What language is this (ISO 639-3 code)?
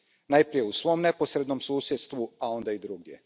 hrv